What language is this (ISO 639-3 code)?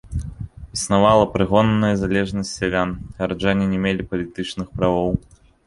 bel